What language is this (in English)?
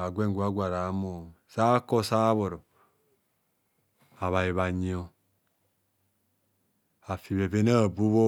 Kohumono